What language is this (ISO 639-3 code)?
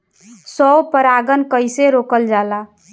bho